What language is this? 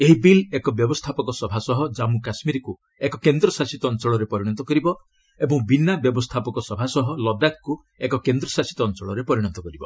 Odia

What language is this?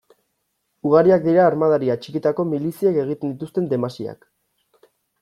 Basque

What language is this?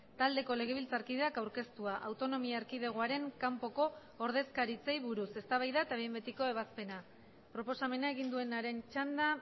Basque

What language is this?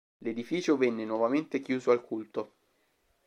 Italian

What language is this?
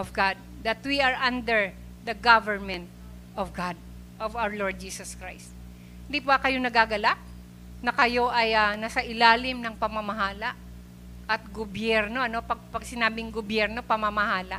Filipino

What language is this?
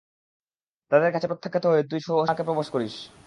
Bangla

